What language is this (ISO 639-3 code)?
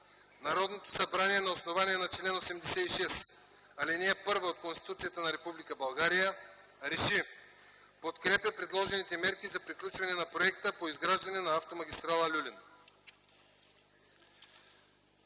bul